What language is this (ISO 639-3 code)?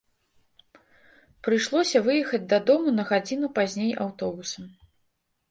bel